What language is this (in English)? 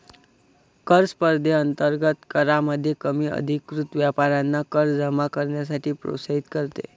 Marathi